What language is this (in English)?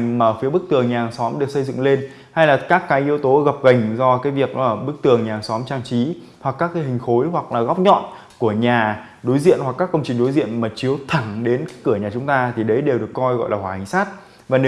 Vietnamese